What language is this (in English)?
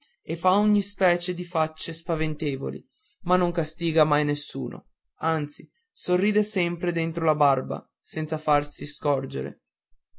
Italian